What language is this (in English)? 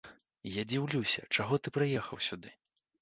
Belarusian